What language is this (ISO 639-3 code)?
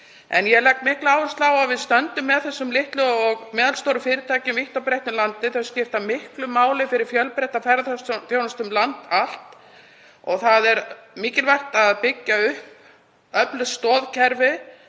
isl